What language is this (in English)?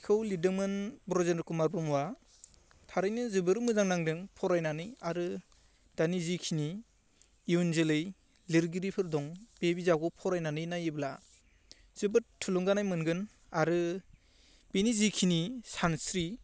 Bodo